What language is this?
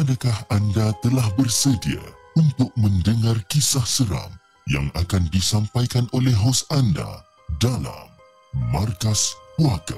Malay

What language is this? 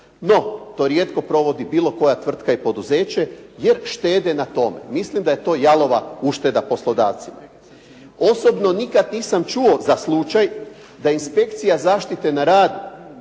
Croatian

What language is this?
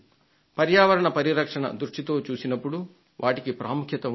Telugu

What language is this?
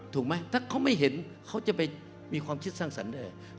Thai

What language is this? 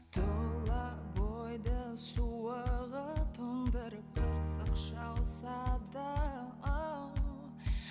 Kazakh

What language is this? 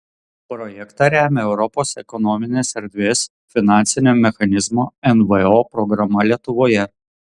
Lithuanian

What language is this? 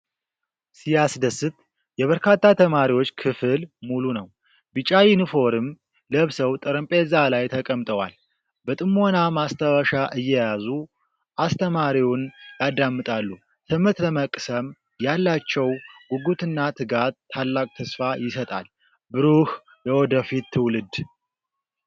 Amharic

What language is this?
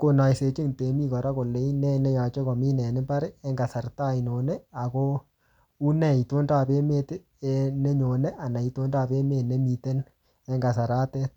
Kalenjin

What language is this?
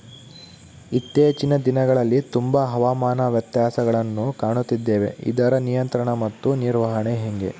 Kannada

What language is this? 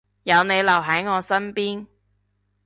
Cantonese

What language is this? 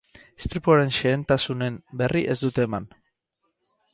Basque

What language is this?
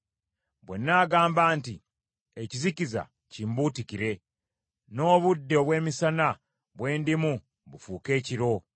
Ganda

